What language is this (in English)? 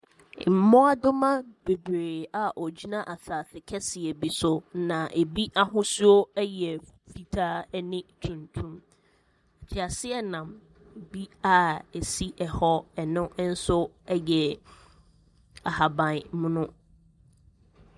Akan